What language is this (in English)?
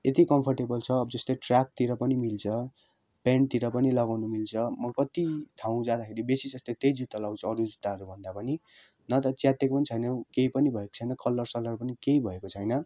Nepali